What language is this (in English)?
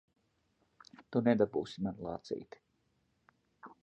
Latvian